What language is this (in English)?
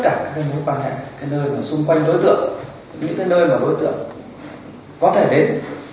Vietnamese